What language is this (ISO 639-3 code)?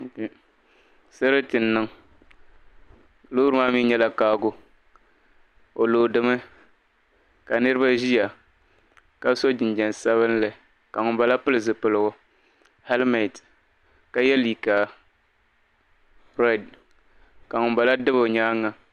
dag